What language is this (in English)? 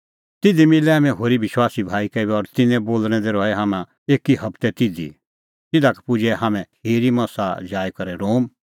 Kullu Pahari